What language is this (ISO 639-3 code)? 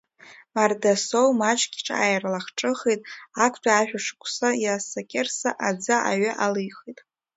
abk